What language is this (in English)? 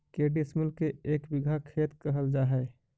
Magahi